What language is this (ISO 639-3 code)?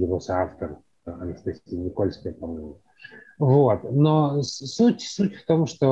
rus